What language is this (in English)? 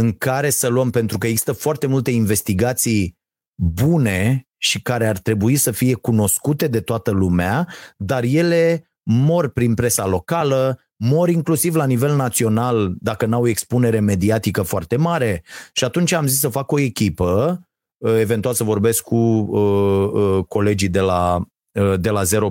Romanian